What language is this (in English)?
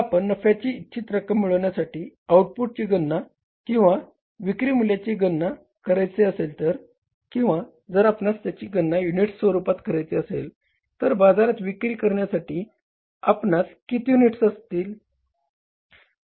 Marathi